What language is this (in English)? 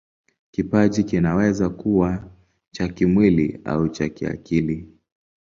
Swahili